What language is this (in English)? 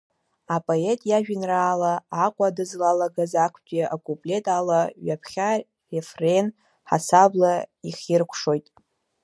Abkhazian